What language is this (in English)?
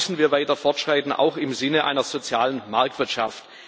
German